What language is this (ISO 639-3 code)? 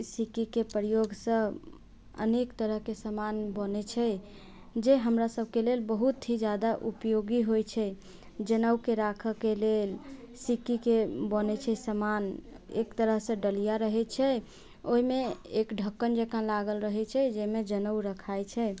mai